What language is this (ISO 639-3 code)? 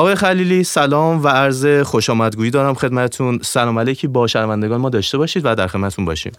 fas